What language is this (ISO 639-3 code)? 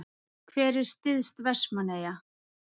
isl